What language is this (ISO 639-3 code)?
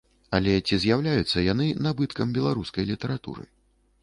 bel